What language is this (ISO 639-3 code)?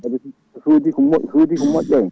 ful